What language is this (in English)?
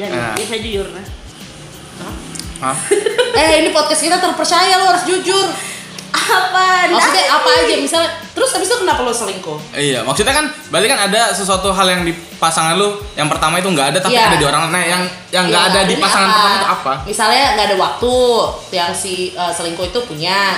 Indonesian